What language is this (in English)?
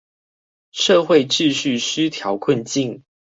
Chinese